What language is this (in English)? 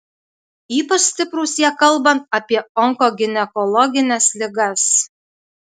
Lithuanian